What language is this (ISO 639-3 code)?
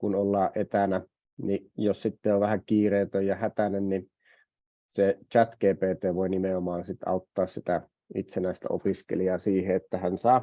fin